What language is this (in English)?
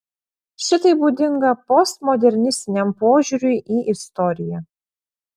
Lithuanian